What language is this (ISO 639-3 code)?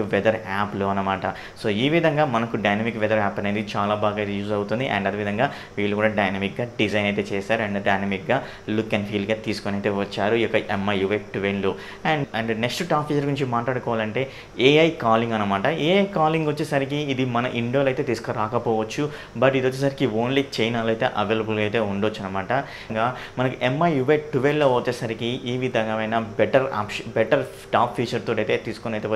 tha